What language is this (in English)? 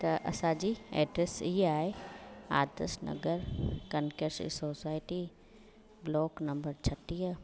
Sindhi